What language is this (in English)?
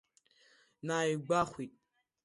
Abkhazian